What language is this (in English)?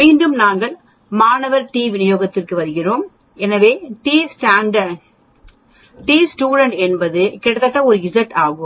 Tamil